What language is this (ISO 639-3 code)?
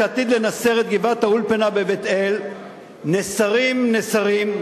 heb